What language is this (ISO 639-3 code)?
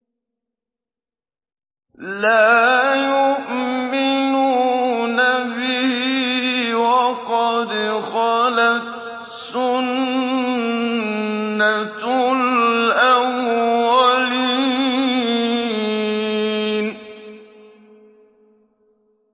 ara